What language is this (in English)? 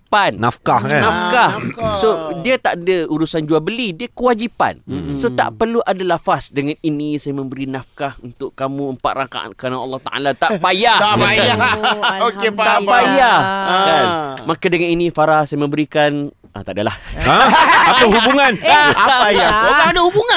Malay